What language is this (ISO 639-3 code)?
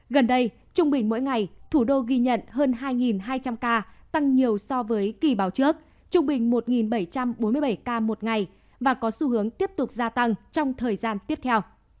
vie